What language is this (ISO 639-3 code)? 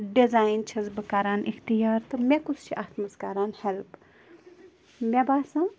kas